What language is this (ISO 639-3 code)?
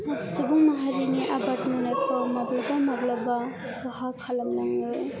brx